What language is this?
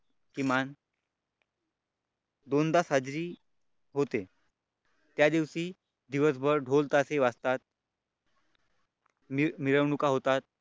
Marathi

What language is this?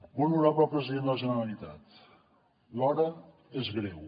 Catalan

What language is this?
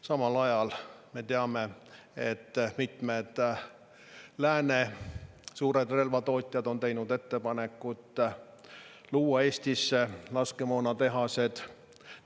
Estonian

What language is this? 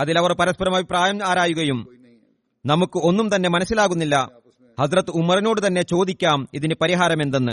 Malayalam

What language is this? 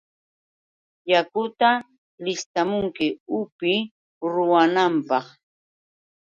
Yauyos Quechua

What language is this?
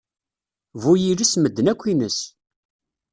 Kabyle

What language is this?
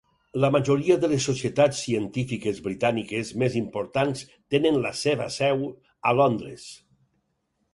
Catalan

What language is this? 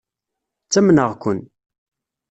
Kabyle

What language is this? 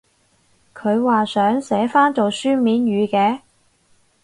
Cantonese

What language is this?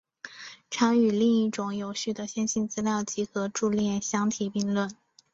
Chinese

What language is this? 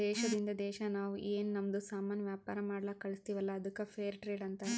Kannada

